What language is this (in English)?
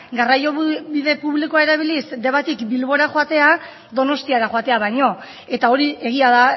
Basque